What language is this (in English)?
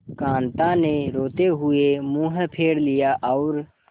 Hindi